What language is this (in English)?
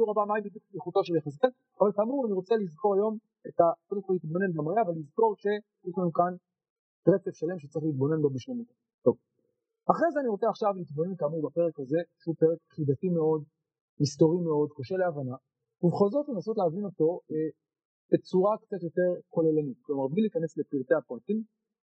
Hebrew